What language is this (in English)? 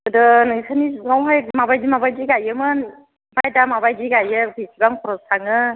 Bodo